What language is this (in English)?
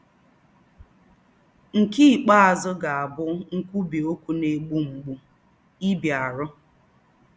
Igbo